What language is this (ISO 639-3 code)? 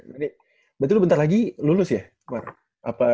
ind